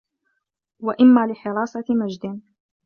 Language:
Arabic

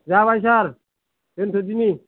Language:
Bodo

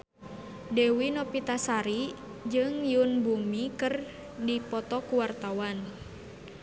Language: Sundanese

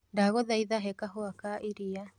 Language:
Kikuyu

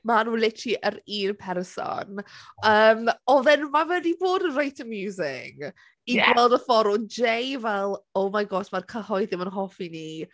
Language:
Welsh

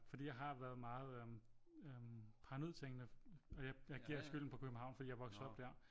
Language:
Danish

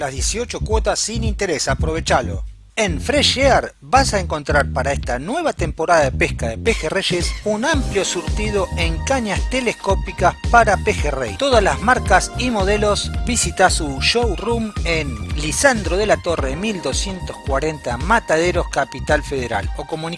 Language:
Spanish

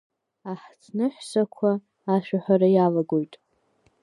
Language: Abkhazian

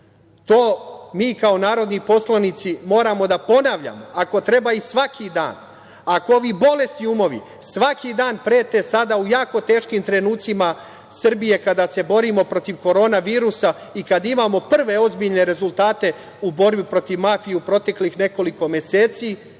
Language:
Serbian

